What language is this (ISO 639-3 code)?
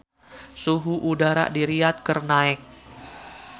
sun